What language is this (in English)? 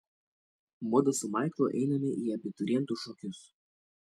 Lithuanian